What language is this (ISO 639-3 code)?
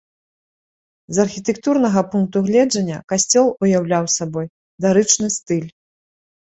bel